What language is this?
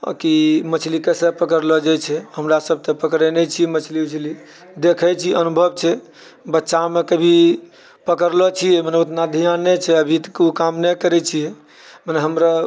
Maithili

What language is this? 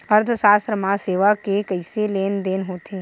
Chhattisgarhi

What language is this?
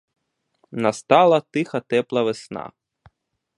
Ukrainian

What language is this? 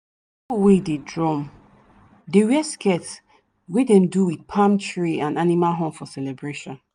Nigerian Pidgin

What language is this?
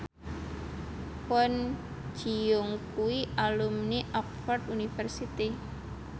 Javanese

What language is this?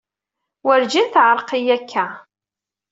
Kabyle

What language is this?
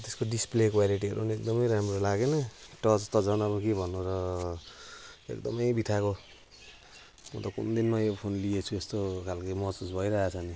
Nepali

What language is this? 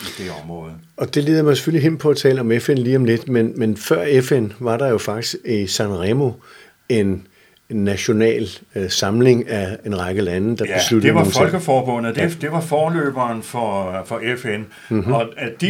Danish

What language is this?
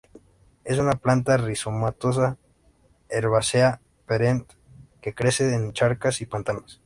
Spanish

